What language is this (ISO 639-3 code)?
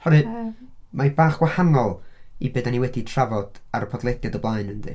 cym